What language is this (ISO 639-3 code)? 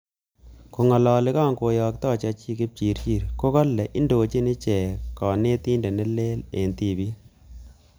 kln